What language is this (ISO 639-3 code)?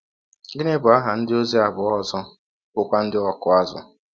ibo